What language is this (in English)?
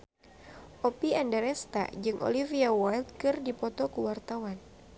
Sundanese